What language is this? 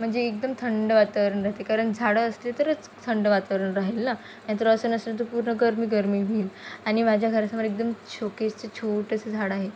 Marathi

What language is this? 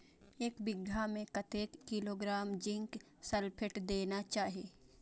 Maithili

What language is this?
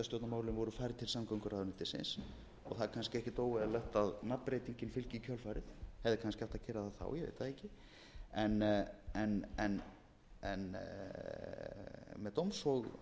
Icelandic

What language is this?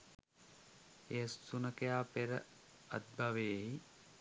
Sinhala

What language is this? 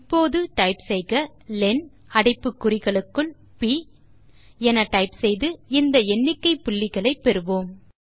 Tamil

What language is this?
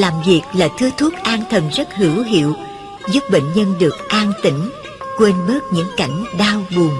Vietnamese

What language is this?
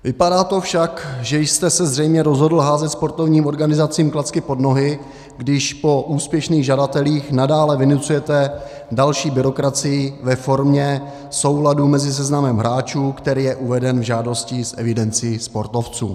Czech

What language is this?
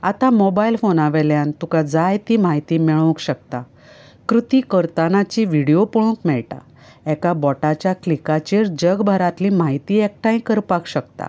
Konkani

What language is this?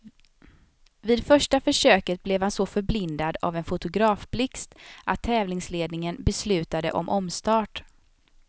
Swedish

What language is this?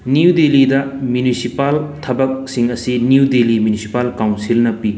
Manipuri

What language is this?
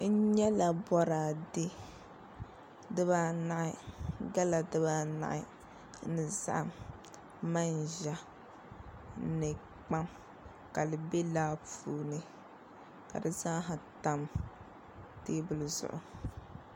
Dagbani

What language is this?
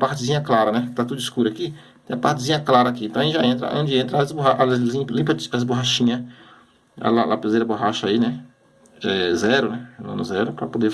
Portuguese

